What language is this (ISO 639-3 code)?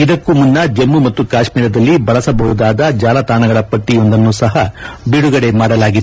kan